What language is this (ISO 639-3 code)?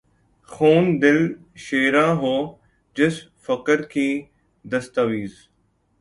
urd